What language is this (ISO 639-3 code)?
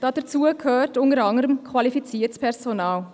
gsw